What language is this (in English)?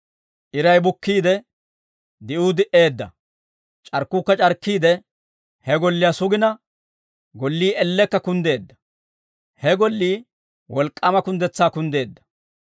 Dawro